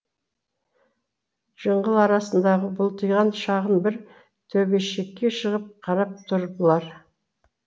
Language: Kazakh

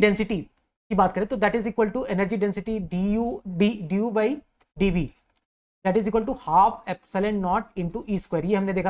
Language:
Hindi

